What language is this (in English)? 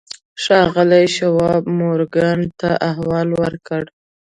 Pashto